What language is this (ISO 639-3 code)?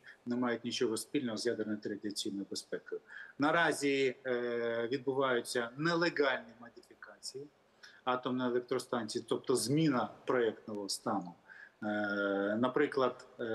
ukr